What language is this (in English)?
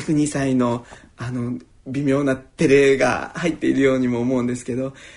Japanese